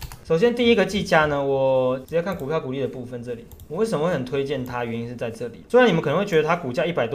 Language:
Chinese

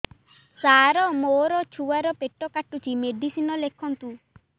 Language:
Odia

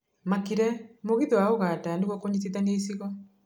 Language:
Kikuyu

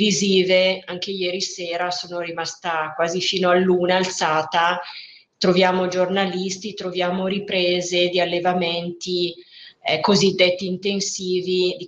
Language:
Italian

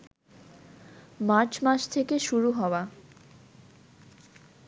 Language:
Bangla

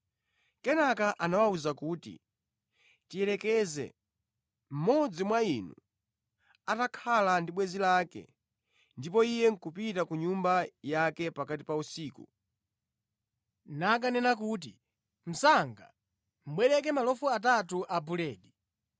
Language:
Nyanja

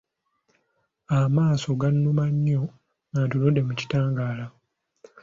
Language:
Ganda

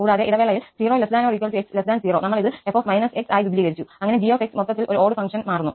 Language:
Malayalam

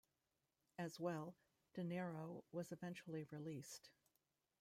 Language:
English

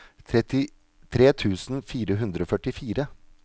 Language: Norwegian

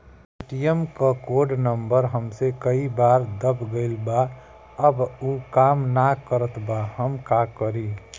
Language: Bhojpuri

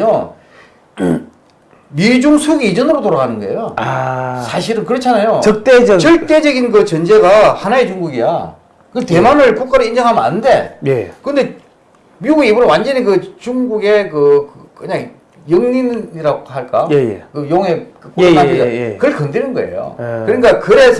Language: Korean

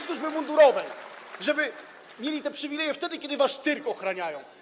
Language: Polish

